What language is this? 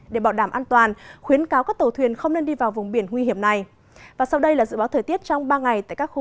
Vietnamese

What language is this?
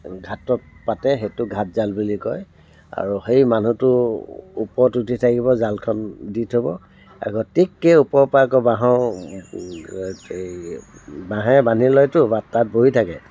Assamese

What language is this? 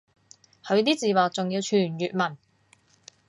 Cantonese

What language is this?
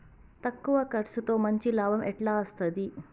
Telugu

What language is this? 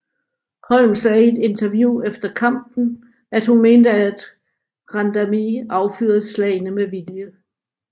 Danish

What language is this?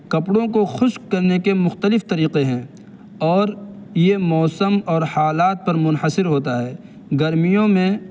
Urdu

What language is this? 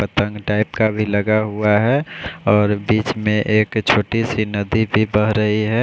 Hindi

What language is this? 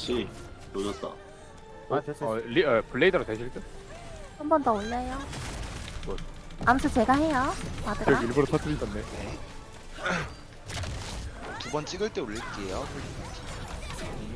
Korean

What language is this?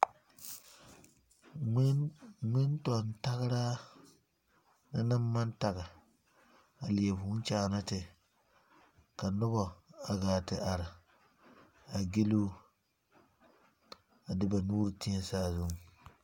Southern Dagaare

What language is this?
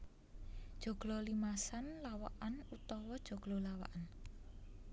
Javanese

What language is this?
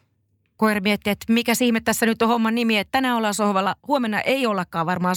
Finnish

